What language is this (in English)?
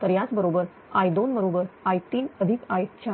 Marathi